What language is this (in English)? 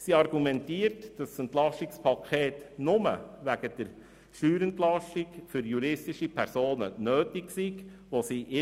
Swiss German